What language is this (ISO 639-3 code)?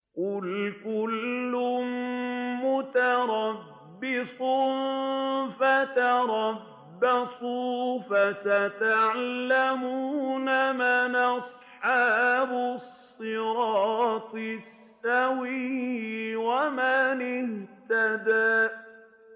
ara